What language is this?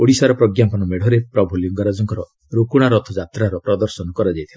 Odia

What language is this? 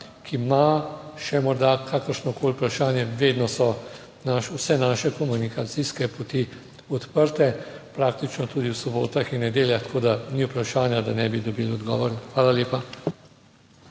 Slovenian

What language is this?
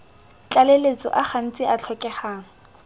Tswana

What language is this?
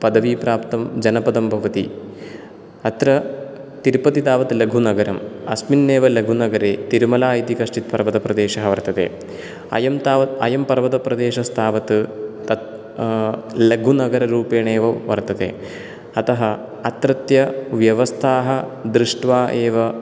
Sanskrit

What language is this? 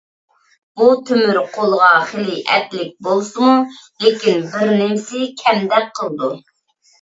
Uyghur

